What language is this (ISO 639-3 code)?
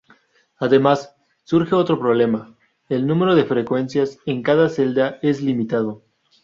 spa